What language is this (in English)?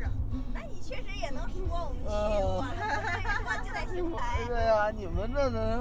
Chinese